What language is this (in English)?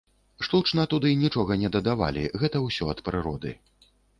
Belarusian